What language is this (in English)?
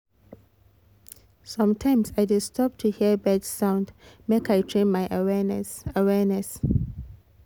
Nigerian Pidgin